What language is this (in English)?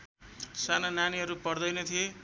Nepali